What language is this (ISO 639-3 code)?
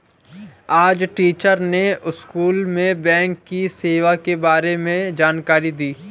hin